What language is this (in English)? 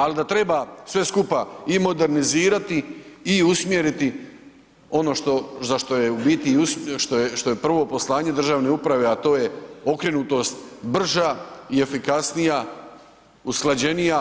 Croatian